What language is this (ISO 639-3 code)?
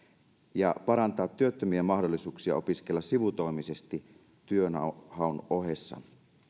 fin